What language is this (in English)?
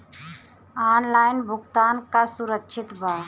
Bhojpuri